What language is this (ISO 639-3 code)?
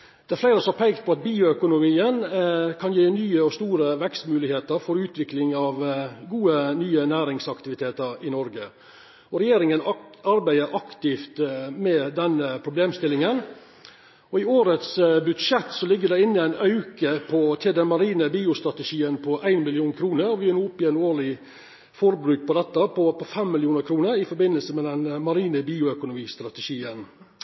nno